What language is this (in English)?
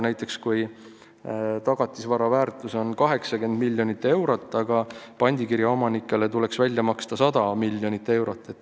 Estonian